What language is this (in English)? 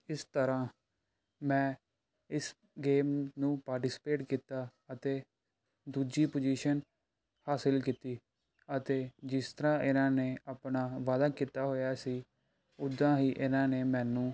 Punjabi